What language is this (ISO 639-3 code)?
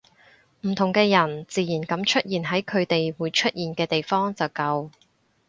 yue